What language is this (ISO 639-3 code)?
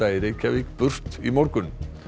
isl